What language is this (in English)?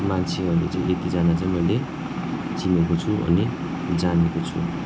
Nepali